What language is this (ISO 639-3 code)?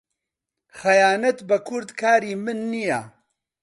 ckb